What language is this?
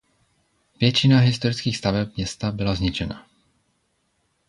Czech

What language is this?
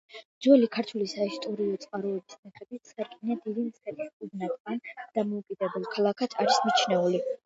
Georgian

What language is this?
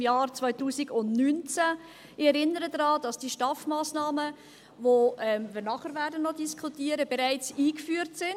Swiss German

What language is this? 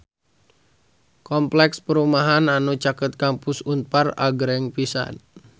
Sundanese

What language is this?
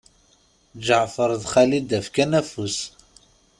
Kabyle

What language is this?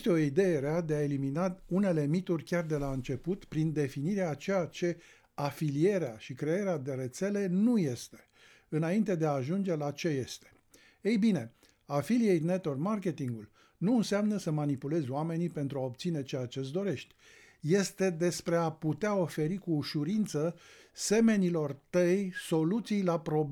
Romanian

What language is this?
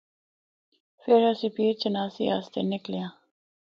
Northern Hindko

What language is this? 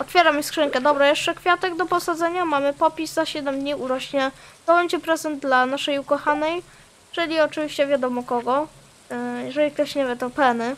Polish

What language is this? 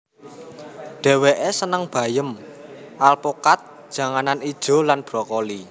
Javanese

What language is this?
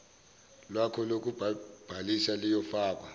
Zulu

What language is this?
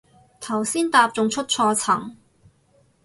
Cantonese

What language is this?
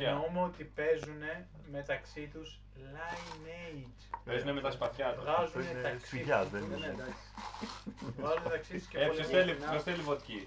Greek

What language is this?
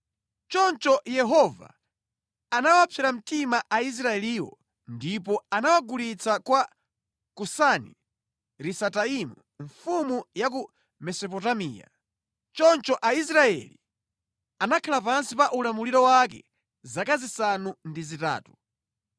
Nyanja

